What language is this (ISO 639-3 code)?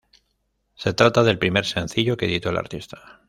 spa